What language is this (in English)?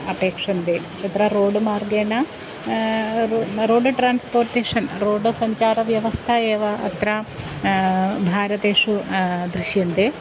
Sanskrit